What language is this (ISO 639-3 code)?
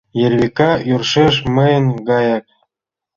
chm